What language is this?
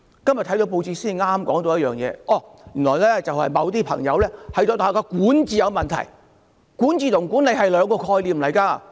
Cantonese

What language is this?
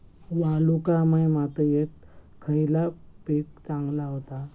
Marathi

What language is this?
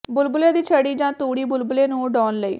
Punjabi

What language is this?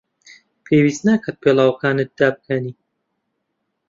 Central Kurdish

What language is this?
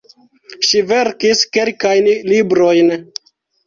Esperanto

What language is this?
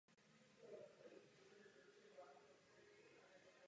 Czech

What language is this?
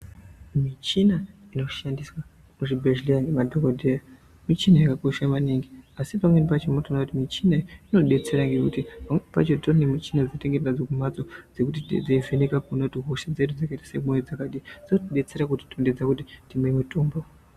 Ndau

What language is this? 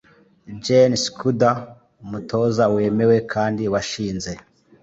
Kinyarwanda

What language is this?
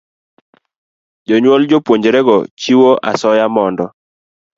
Luo (Kenya and Tanzania)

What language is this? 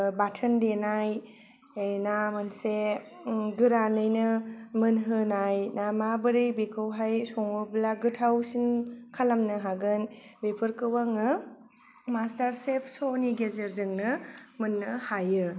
Bodo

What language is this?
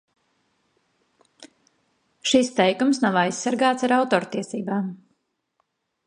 Latvian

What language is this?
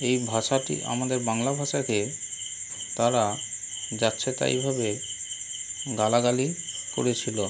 Bangla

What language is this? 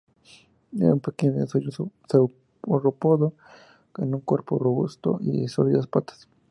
Spanish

